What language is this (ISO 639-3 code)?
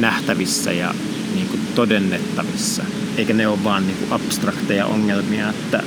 fin